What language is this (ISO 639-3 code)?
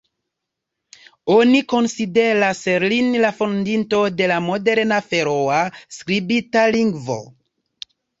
epo